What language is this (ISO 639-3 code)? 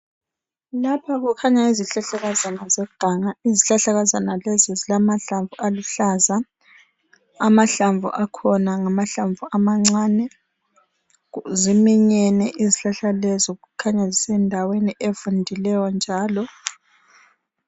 nde